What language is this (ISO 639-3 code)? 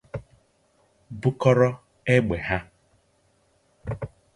ibo